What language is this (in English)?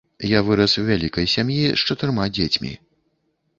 Belarusian